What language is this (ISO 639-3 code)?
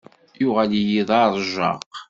kab